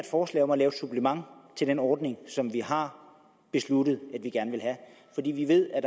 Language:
Danish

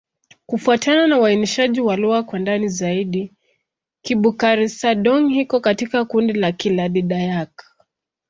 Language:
Swahili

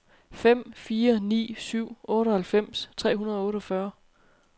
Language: Danish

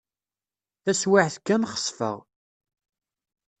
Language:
Kabyle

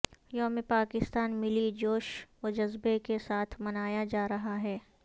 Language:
Urdu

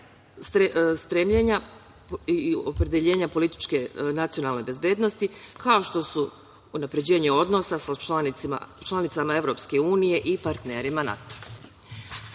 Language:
Serbian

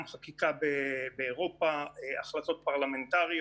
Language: Hebrew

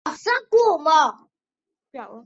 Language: Chinese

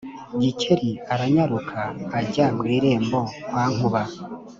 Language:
Kinyarwanda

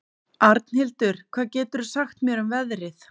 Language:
Icelandic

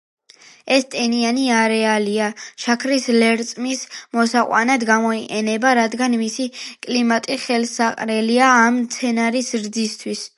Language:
Georgian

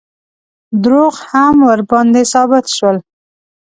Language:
Pashto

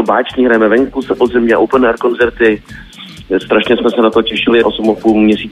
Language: Czech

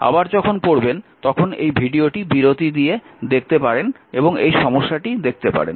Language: Bangla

